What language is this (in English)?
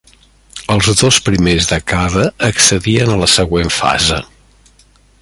Catalan